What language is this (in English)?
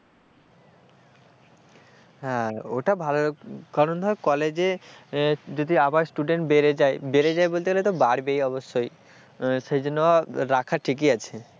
Bangla